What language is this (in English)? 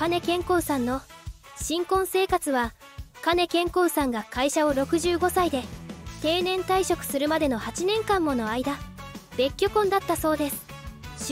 Japanese